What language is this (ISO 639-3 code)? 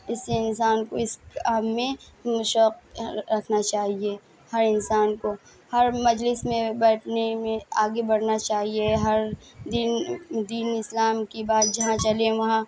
urd